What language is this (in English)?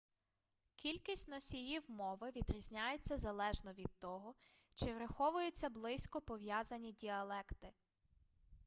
Ukrainian